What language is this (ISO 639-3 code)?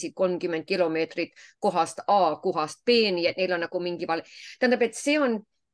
fin